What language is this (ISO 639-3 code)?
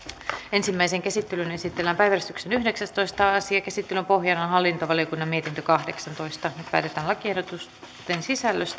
fin